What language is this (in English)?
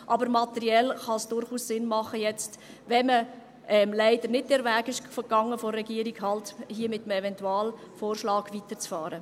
Swiss German